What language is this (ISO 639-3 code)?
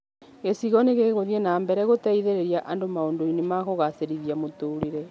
kik